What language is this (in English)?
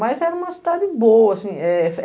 Portuguese